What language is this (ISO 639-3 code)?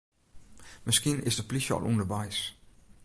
fry